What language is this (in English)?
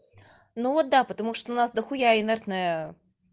Russian